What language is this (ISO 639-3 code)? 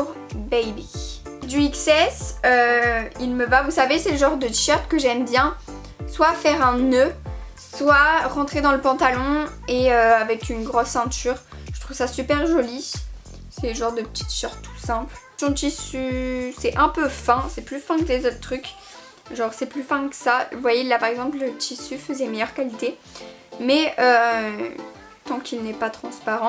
fra